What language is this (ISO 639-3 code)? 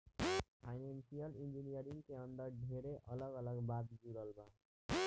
bho